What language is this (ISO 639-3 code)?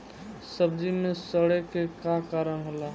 bho